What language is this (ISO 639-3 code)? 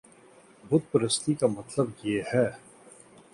urd